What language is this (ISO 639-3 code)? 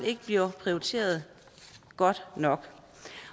dan